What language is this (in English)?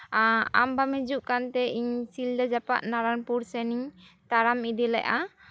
Santali